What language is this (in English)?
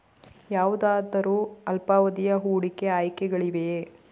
Kannada